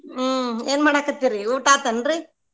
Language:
Kannada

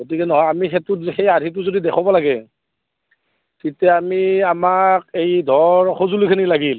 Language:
Assamese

